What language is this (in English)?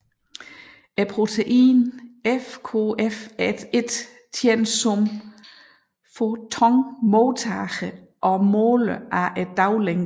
Danish